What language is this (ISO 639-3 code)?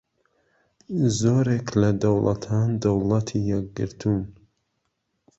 ckb